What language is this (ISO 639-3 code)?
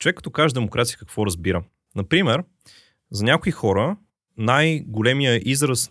bul